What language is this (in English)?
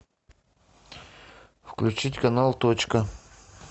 Russian